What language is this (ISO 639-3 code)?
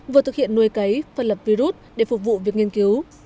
vie